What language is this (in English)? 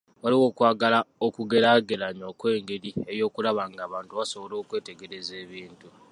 Ganda